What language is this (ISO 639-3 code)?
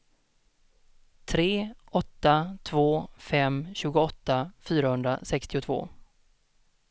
swe